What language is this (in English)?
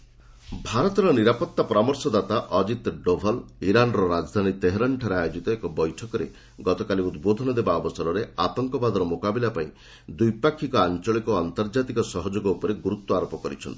Odia